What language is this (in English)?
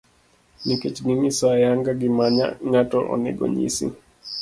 Luo (Kenya and Tanzania)